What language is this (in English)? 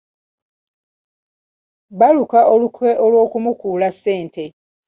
Ganda